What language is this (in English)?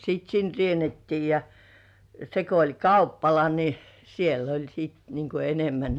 Finnish